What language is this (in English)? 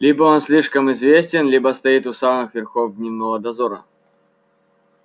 Russian